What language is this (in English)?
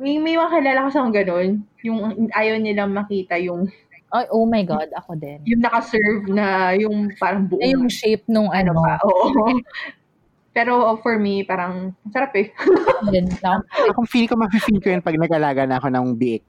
Filipino